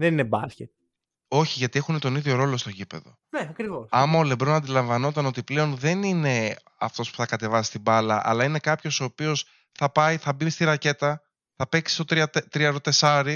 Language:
Greek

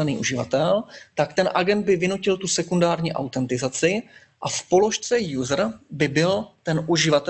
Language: Czech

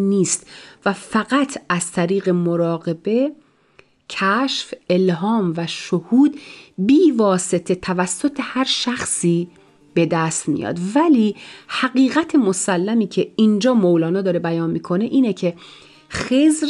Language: Persian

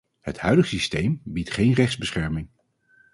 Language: Dutch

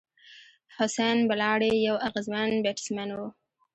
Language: Pashto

